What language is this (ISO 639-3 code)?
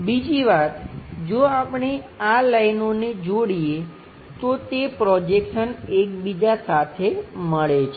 guj